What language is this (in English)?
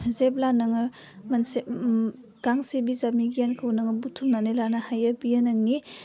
Bodo